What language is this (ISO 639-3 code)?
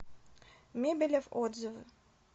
rus